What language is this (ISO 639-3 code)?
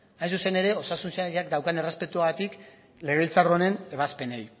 eus